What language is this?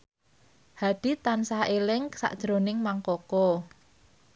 Javanese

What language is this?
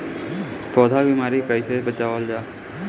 Bhojpuri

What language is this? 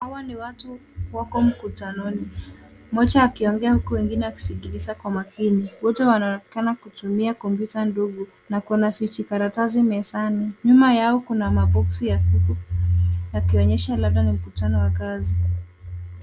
Swahili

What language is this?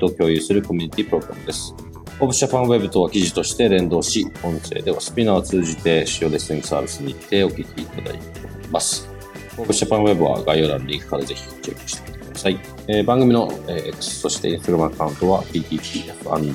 Japanese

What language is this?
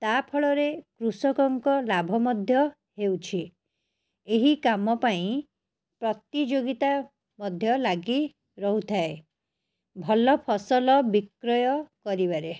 Odia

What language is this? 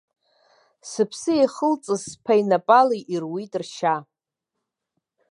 Abkhazian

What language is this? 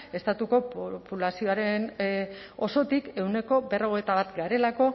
Basque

